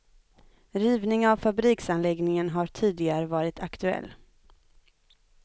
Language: Swedish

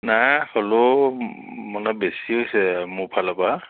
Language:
Assamese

